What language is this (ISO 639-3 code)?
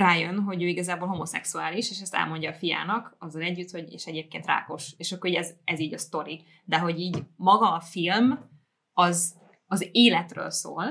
hun